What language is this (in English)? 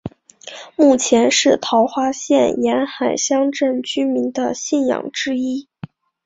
Chinese